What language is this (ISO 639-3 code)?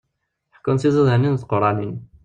kab